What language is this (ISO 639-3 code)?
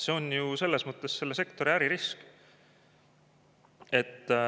est